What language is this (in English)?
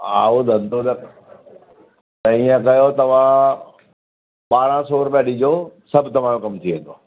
Sindhi